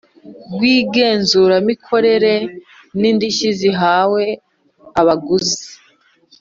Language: Kinyarwanda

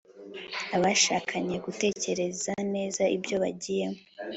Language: Kinyarwanda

